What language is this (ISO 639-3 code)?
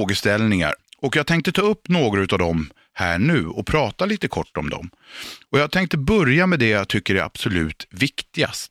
swe